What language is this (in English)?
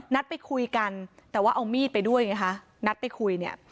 Thai